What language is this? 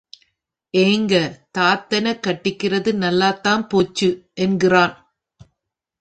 Tamil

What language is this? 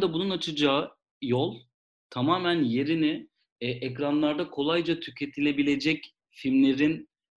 Turkish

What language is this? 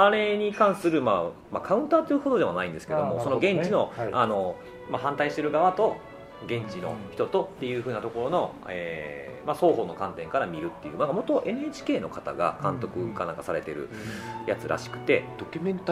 Japanese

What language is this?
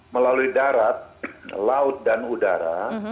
Indonesian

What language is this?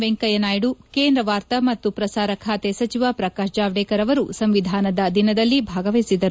Kannada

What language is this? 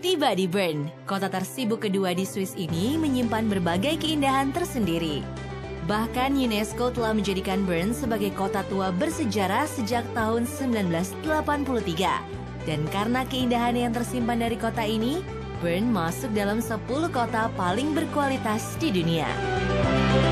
Indonesian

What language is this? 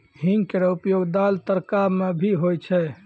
Maithili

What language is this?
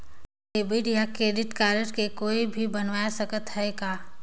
Chhattisgarhi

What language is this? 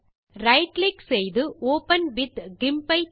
Tamil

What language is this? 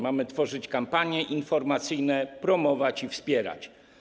Polish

